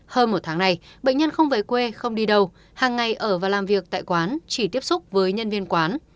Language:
Vietnamese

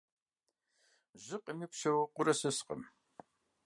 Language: Kabardian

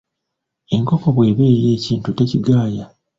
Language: Ganda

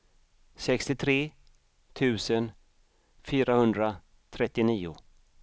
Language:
Swedish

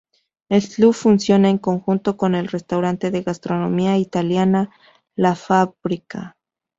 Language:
Spanish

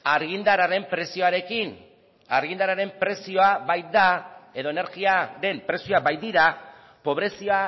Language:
Basque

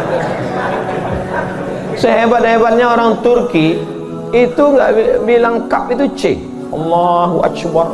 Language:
Indonesian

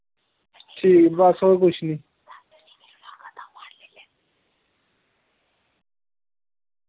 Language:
Dogri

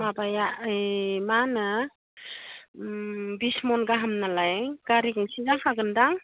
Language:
Bodo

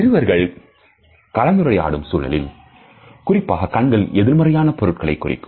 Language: Tamil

